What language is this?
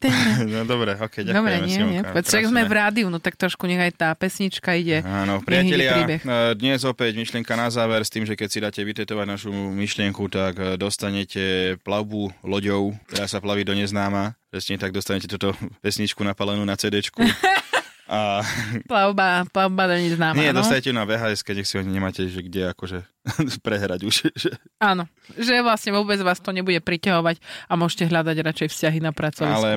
Slovak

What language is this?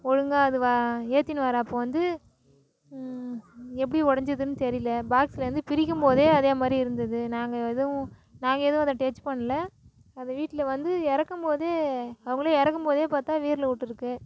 Tamil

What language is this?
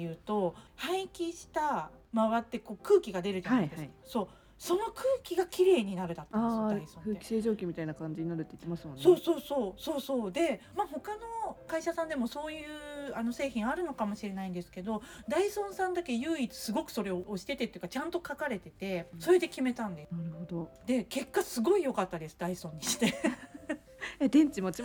Japanese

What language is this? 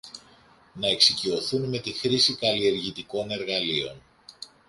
Greek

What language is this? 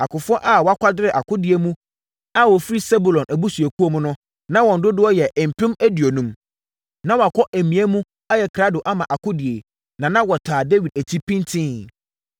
Akan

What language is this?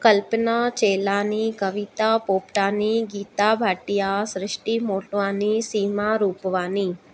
Sindhi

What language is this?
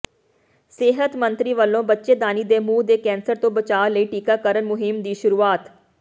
Punjabi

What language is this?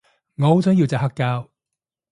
Cantonese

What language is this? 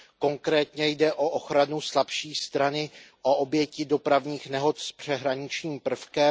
Czech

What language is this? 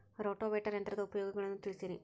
Kannada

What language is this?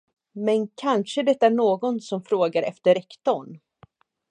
Swedish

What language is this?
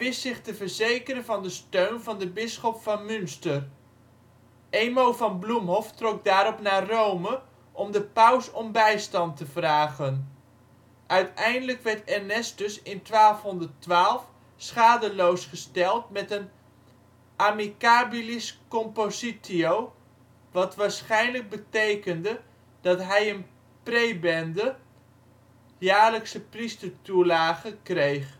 Dutch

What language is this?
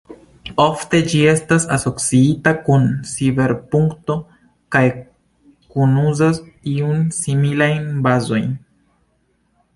Esperanto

